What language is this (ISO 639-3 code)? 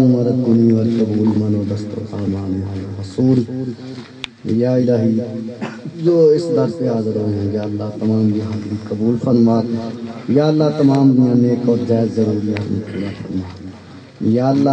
hin